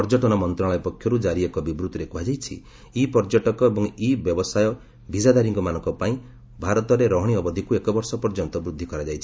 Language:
Odia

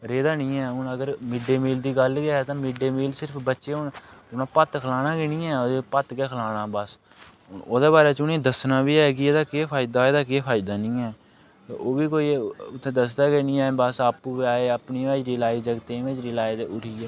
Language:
Dogri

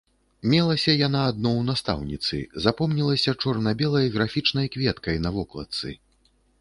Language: Belarusian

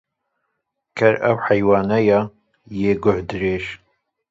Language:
Kurdish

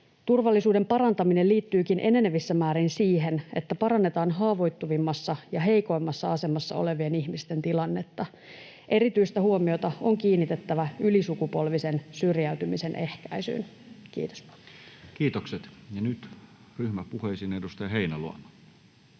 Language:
Finnish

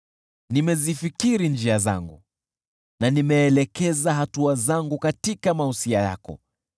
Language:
Swahili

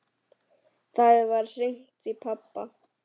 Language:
Icelandic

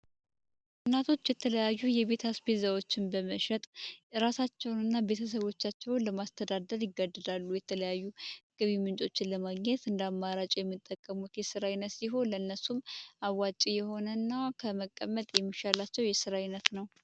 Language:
Amharic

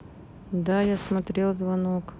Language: Russian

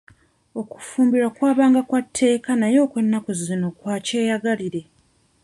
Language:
Ganda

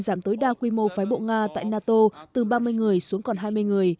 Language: Vietnamese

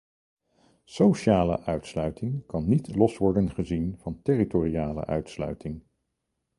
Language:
Dutch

